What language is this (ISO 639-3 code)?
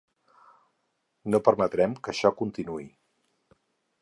cat